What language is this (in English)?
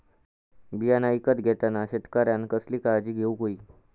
Marathi